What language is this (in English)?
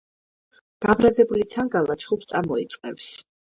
Georgian